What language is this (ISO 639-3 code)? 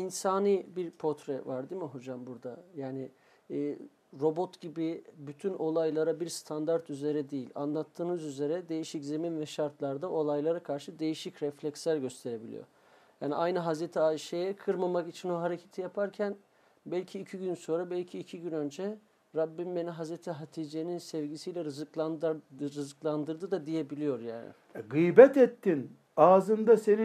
tur